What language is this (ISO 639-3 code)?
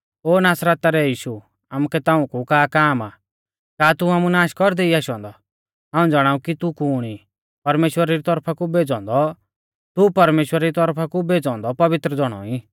bfz